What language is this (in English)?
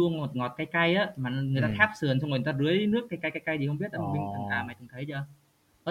Vietnamese